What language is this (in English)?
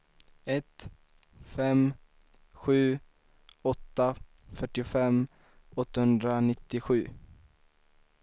Swedish